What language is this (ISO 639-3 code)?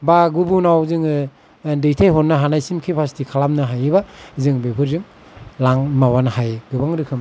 brx